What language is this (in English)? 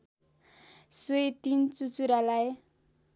Nepali